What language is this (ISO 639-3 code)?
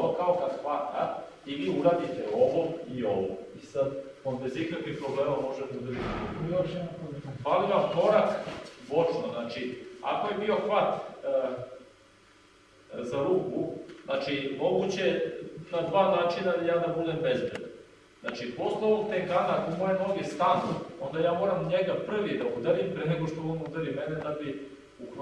por